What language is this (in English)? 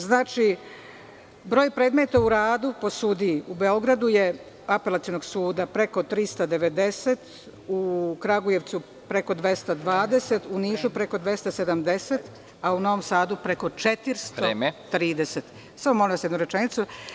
Serbian